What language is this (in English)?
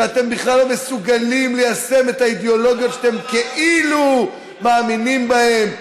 Hebrew